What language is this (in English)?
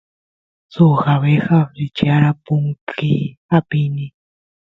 Santiago del Estero Quichua